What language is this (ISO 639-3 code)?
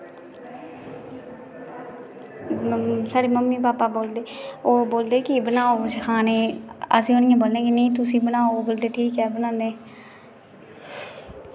doi